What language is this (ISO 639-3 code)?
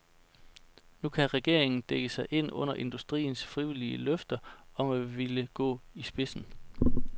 dan